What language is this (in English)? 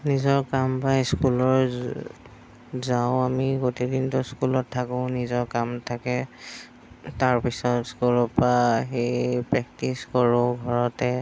Assamese